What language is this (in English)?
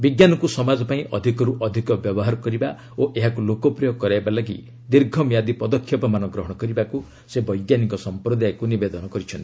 Odia